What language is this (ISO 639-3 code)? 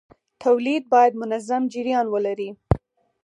pus